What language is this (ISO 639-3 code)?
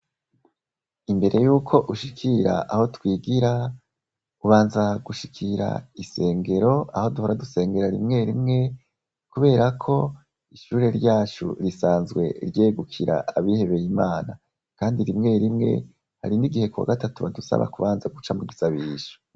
run